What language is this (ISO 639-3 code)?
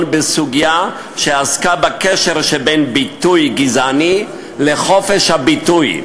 heb